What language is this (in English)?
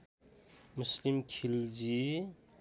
Nepali